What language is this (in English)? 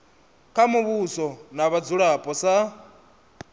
Venda